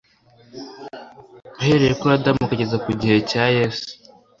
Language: Kinyarwanda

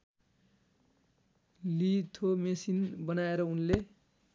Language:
Nepali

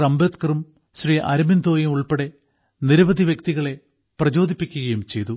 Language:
Malayalam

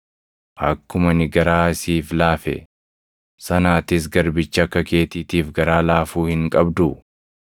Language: Oromo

